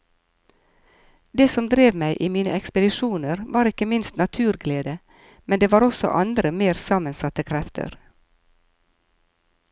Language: Norwegian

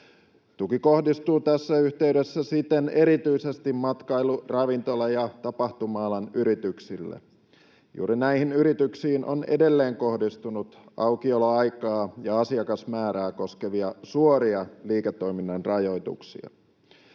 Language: Finnish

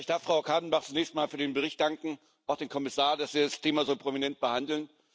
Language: German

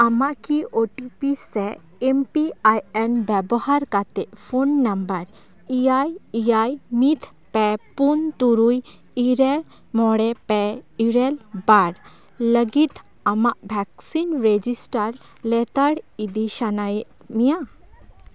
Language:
Santali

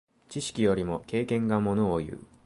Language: Japanese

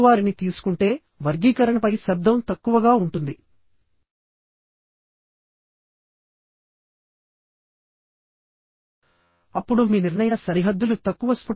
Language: Telugu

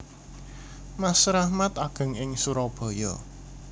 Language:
Javanese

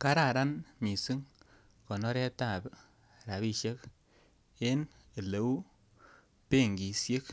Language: Kalenjin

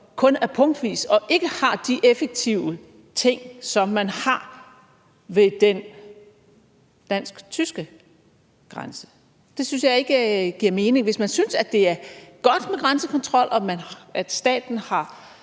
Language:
Danish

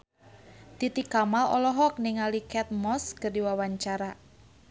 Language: Sundanese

